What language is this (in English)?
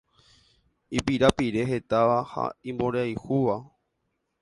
Guarani